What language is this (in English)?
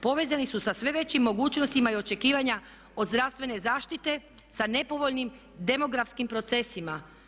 Croatian